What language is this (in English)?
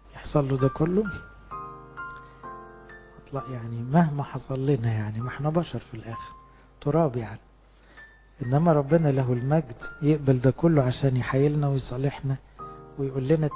Arabic